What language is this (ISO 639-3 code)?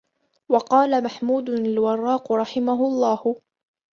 ara